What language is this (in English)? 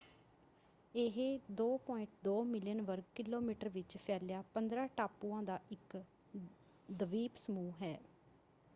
Punjabi